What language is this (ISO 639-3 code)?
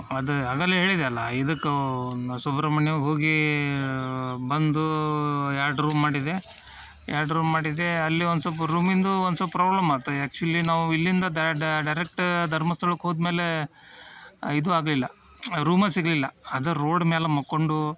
kan